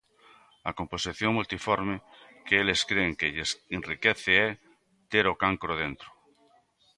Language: Galician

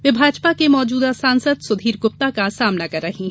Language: Hindi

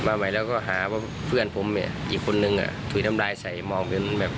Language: Thai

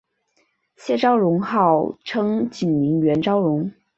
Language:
Chinese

